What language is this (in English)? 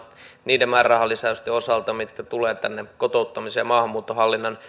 Finnish